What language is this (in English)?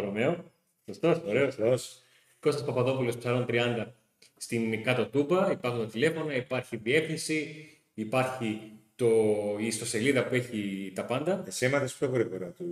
Greek